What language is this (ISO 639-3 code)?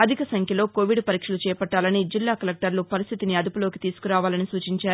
tel